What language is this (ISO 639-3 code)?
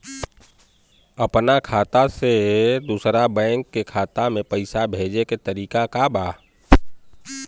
bho